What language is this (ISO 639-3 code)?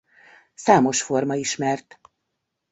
hun